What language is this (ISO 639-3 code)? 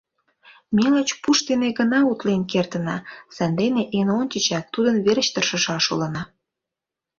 chm